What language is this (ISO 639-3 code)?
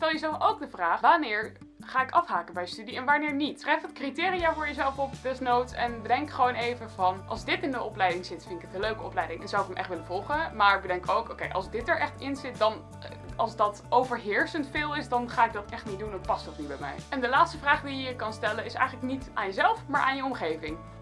nld